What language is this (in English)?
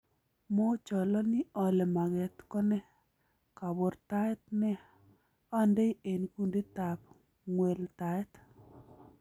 Kalenjin